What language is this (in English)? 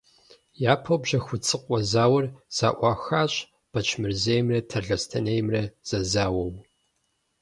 Kabardian